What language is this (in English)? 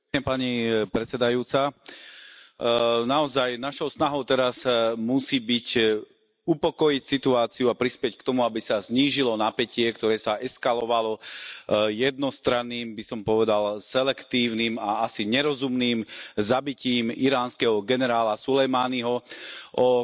Slovak